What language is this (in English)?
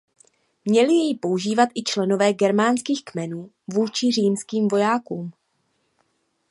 Czech